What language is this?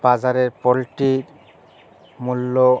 Bangla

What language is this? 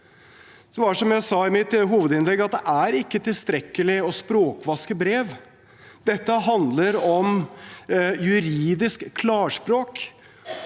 Norwegian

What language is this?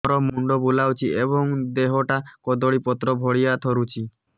Odia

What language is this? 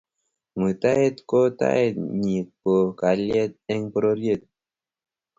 Kalenjin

